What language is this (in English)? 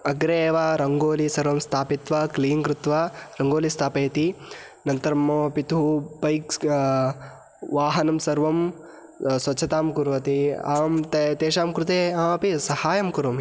Sanskrit